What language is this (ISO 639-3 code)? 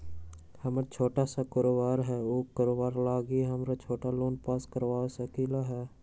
mag